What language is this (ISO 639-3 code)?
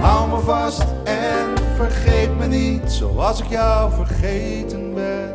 nld